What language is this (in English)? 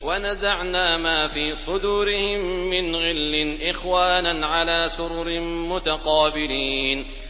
Arabic